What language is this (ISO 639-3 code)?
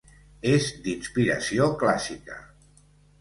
cat